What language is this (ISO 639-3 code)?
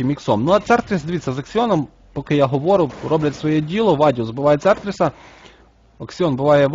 ukr